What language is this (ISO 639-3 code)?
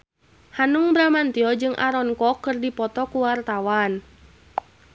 sun